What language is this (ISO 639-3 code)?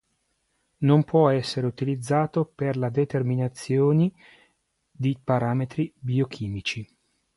ita